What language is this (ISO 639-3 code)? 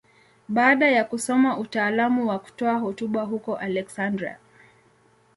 swa